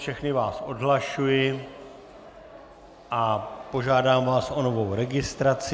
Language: Czech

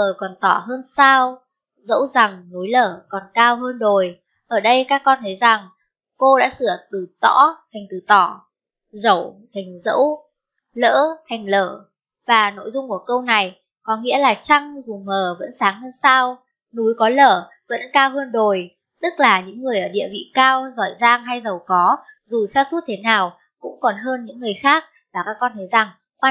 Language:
Vietnamese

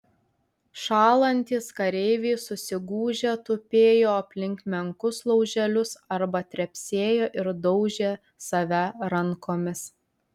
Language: Lithuanian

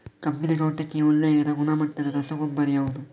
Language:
Kannada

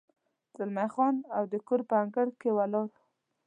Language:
Pashto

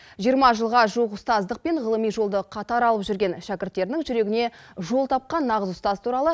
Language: Kazakh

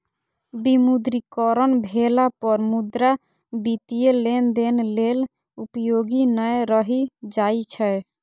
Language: Maithili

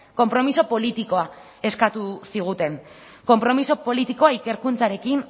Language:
Basque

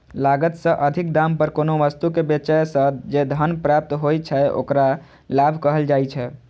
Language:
Maithili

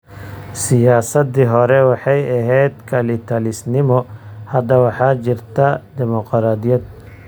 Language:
Somali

